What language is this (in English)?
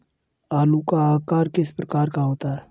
Hindi